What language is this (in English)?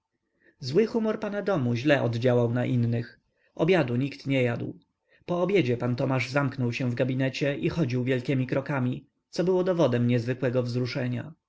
Polish